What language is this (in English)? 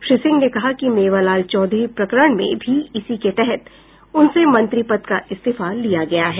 Hindi